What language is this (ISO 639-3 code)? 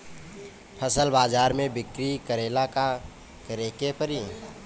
bho